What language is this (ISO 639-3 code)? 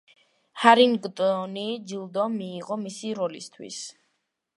kat